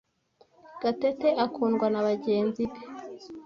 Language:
Kinyarwanda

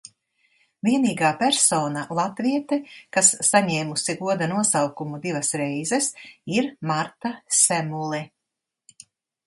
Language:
Latvian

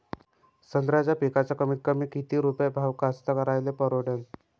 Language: Marathi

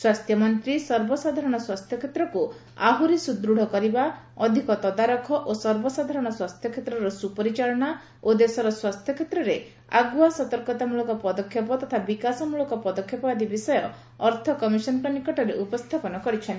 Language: Odia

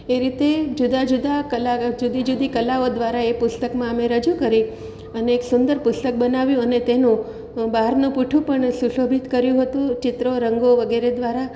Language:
Gujarati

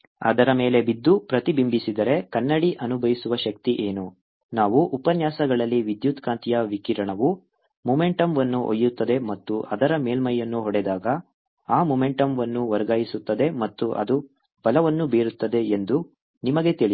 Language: Kannada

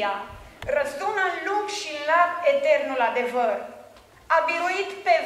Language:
Romanian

